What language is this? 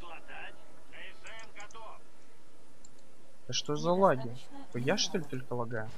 Russian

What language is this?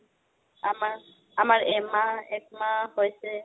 Assamese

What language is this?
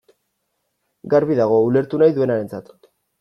Basque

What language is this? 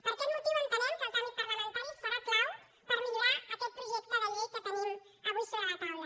Catalan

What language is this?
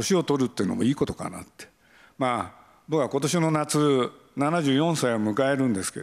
Japanese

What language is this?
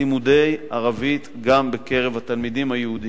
Hebrew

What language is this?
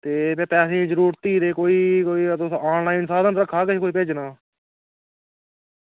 Dogri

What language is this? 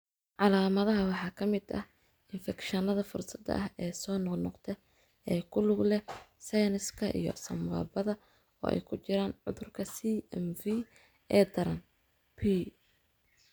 Somali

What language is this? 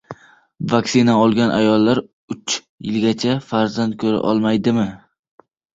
Uzbek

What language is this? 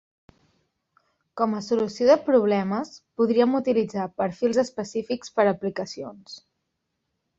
Catalan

